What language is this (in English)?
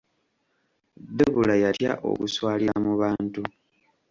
Ganda